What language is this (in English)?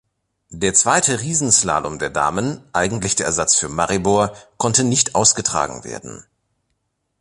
German